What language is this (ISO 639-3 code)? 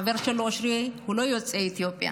heb